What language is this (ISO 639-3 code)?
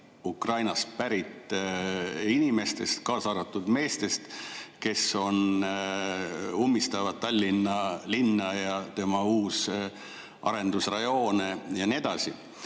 est